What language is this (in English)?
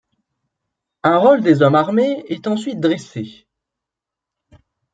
French